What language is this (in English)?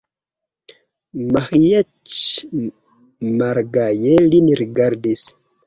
Esperanto